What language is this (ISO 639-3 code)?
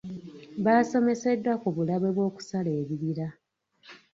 lug